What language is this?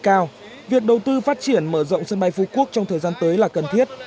Vietnamese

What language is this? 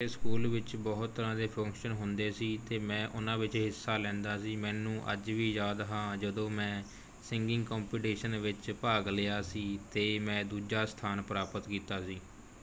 Punjabi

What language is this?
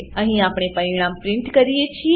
Gujarati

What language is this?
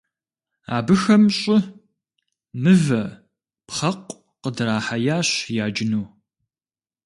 Kabardian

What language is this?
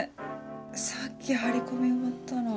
Japanese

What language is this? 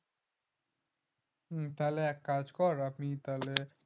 Bangla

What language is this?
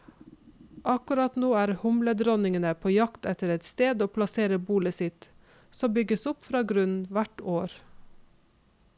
Norwegian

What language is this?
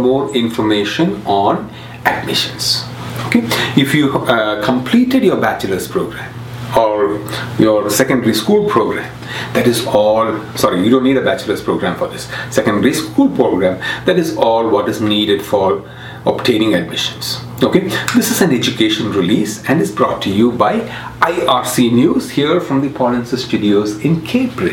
English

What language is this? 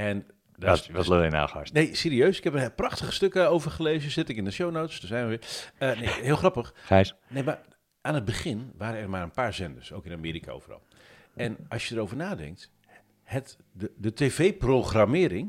Dutch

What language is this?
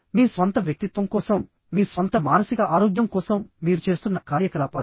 Telugu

